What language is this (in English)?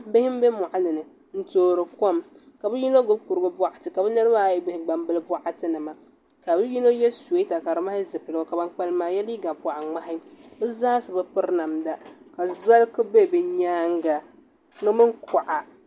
Dagbani